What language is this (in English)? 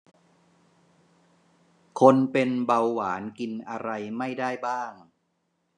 Thai